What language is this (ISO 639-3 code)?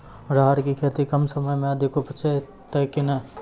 mai